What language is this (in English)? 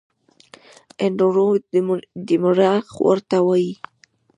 Pashto